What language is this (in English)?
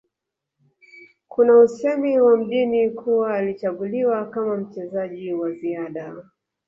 Swahili